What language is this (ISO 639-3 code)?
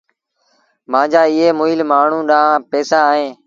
sbn